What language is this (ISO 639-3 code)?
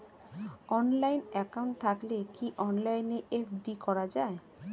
ben